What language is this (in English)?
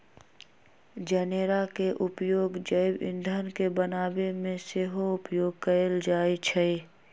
Magahi